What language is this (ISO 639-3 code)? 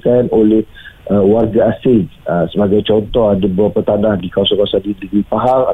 msa